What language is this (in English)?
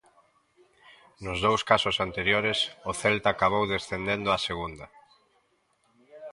Galician